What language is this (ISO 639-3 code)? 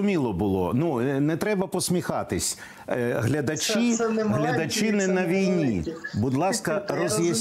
ukr